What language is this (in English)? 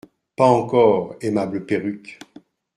French